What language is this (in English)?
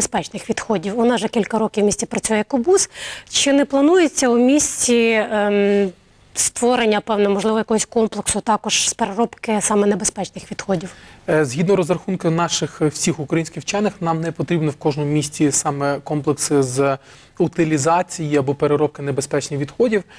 Ukrainian